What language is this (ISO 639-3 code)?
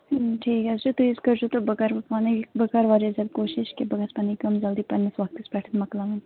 kas